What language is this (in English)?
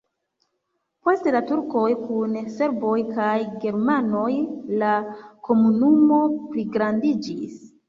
Esperanto